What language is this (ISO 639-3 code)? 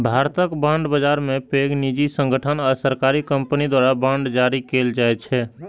mai